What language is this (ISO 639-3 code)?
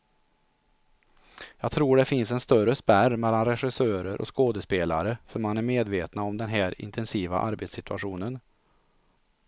swe